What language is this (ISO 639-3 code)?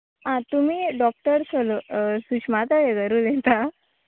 kok